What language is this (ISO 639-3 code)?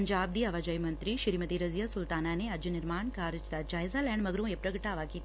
pan